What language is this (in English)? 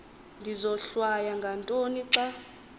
Xhosa